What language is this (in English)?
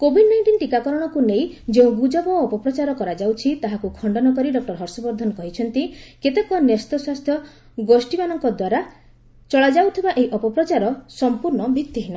Odia